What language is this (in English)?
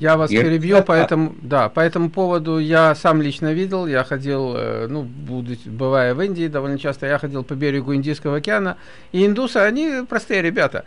Russian